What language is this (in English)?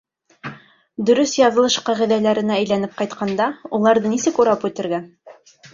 Bashkir